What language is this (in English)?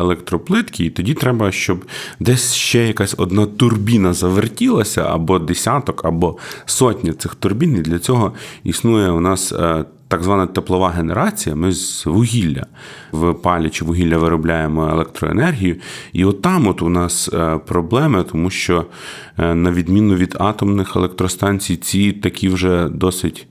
Ukrainian